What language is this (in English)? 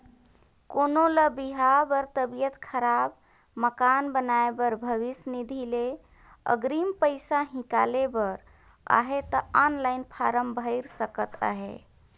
Chhattisgarhi